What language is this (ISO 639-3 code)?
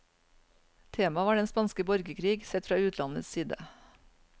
nor